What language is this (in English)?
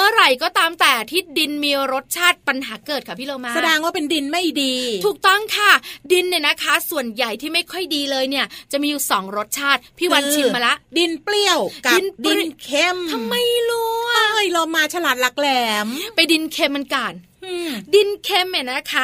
Thai